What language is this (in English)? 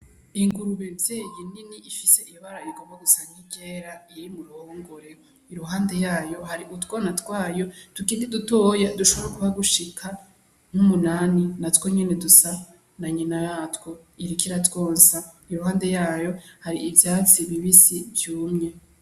Rundi